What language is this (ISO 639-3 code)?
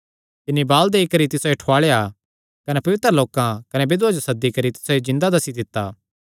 xnr